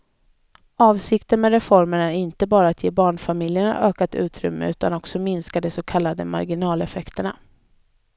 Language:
Swedish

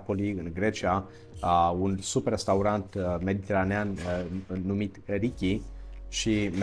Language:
Romanian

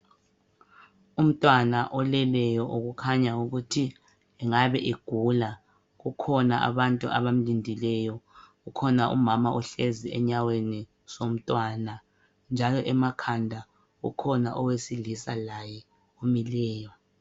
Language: North Ndebele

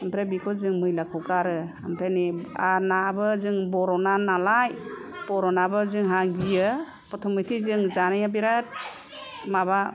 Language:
Bodo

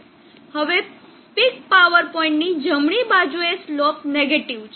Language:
Gujarati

